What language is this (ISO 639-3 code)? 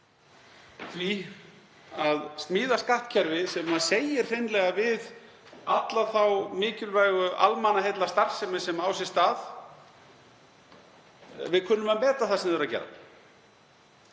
isl